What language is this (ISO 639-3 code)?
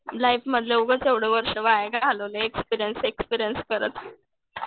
mar